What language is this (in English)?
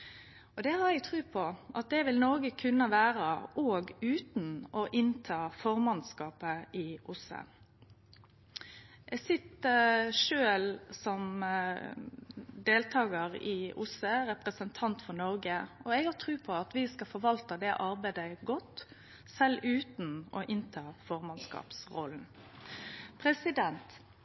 Norwegian Nynorsk